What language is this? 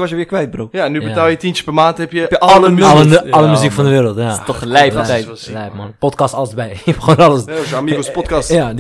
Dutch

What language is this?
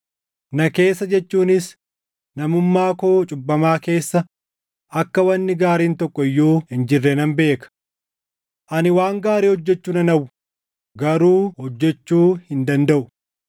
Oromo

